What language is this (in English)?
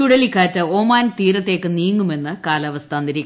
Malayalam